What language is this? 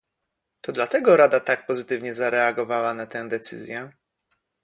Polish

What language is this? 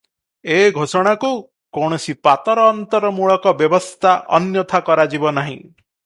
Odia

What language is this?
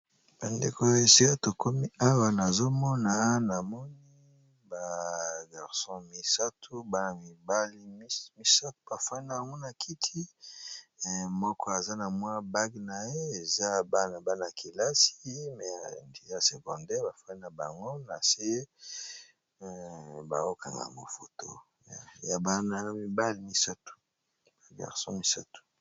Lingala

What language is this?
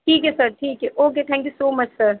Urdu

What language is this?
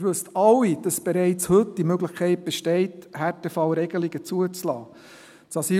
Swiss German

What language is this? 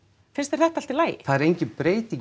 Icelandic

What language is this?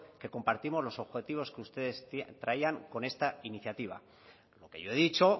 Spanish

